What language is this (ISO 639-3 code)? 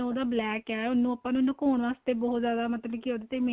pan